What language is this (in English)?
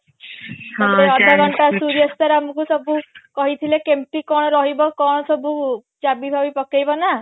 Odia